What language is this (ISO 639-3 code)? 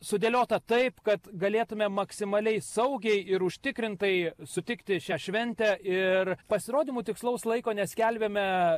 lit